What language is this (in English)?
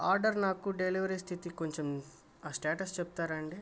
Telugu